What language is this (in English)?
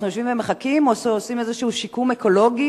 Hebrew